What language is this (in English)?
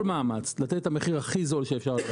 Hebrew